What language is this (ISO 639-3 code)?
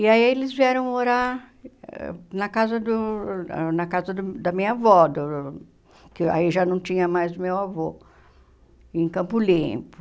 por